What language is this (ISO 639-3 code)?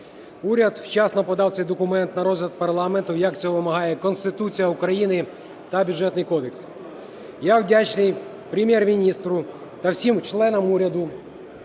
ukr